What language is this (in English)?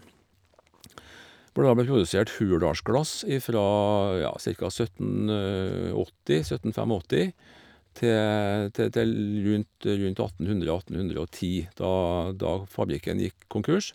Norwegian